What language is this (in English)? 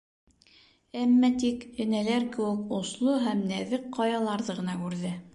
Bashkir